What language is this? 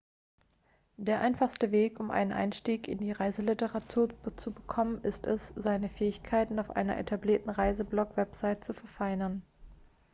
German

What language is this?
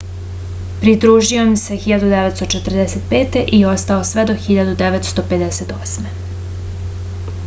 Serbian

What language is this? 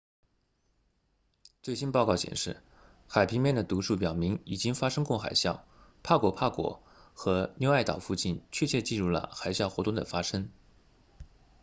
Chinese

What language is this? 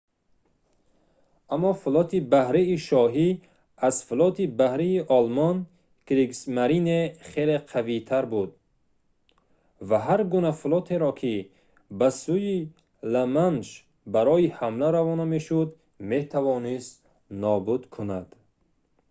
Tajik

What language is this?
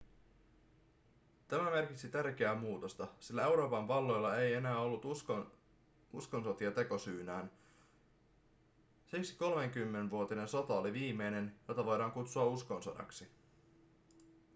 Finnish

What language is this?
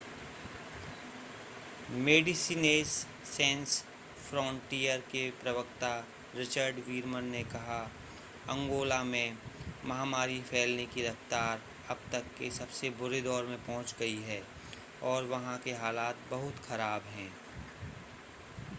Hindi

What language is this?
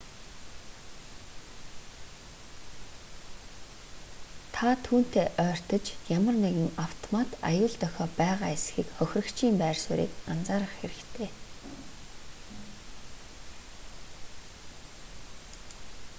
Mongolian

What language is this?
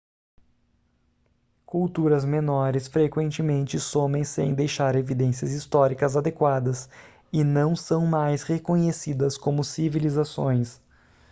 Portuguese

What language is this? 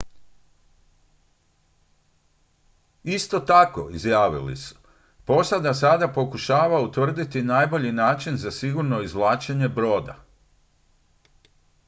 Croatian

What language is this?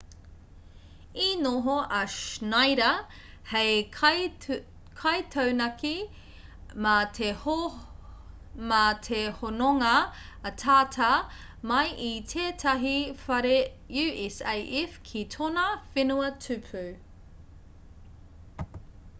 Māori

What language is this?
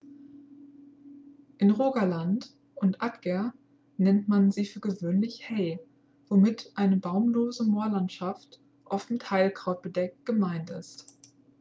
German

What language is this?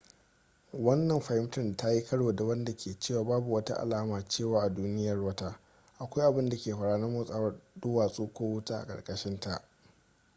Hausa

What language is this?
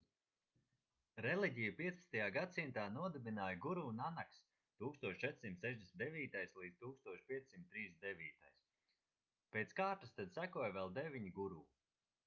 Latvian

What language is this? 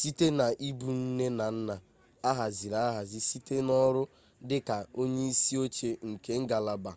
Igbo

